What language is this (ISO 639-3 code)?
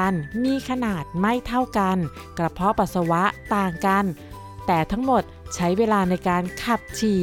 tha